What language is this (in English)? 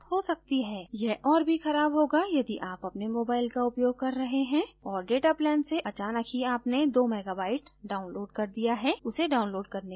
Hindi